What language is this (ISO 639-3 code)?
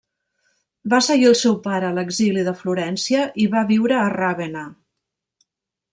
cat